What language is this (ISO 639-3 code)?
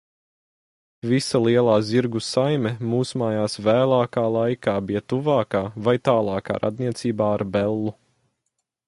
lav